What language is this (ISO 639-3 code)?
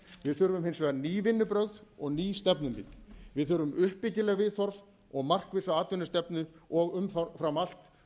isl